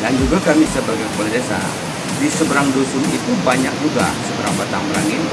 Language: Indonesian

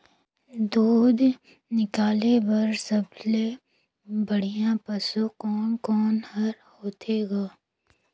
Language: Chhattisgarhi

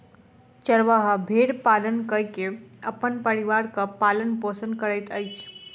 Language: Maithili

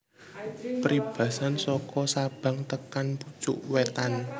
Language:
Javanese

